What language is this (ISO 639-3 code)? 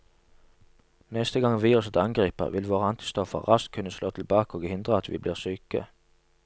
nor